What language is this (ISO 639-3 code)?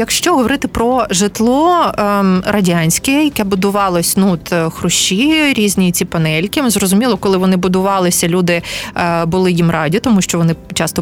ukr